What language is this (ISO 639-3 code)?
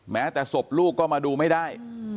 tha